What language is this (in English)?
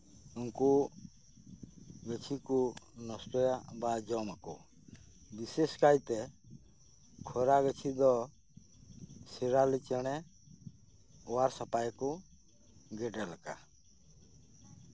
Santali